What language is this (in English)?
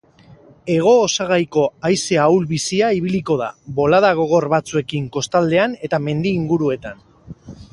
Basque